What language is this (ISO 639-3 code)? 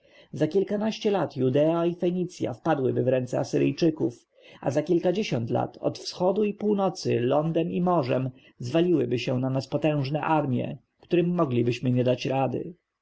pol